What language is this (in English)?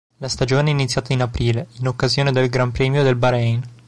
Italian